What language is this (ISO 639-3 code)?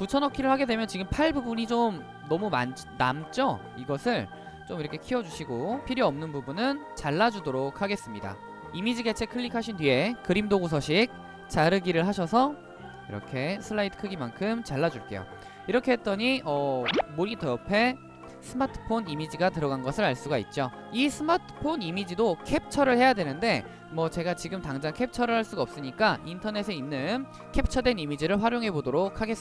kor